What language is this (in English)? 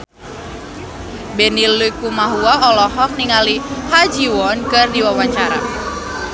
Sundanese